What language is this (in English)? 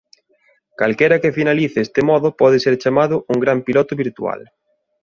Galician